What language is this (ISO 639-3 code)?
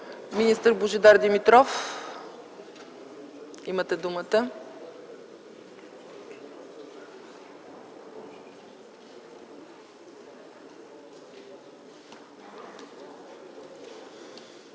bul